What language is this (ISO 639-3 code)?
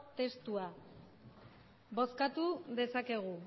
eus